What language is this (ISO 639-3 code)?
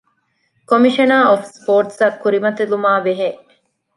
div